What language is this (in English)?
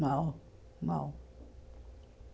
Portuguese